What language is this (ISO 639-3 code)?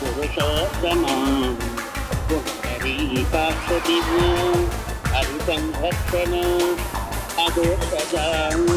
tha